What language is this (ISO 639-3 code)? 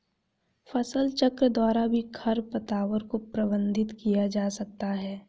hin